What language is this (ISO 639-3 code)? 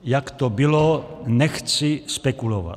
ces